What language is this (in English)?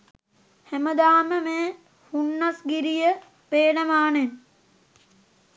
Sinhala